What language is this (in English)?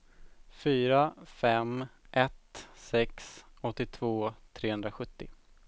Swedish